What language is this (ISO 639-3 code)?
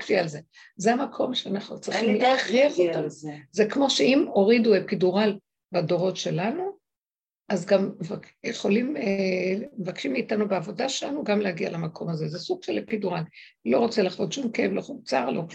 heb